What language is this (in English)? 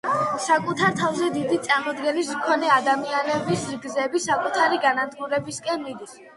Georgian